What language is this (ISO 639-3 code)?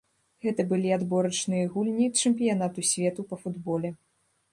bel